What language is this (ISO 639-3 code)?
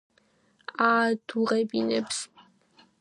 kat